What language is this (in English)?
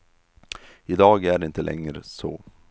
Swedish